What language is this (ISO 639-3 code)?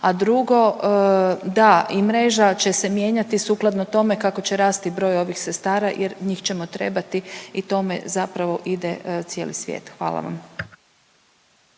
hrv